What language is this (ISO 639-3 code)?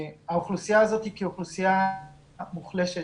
heb